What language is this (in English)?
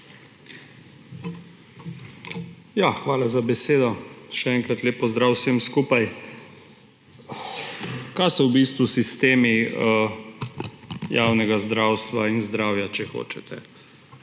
Slovenian